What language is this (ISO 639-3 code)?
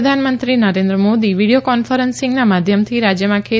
guj